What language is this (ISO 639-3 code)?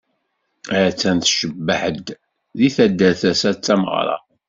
kab